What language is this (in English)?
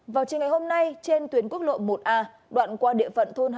Vietnamese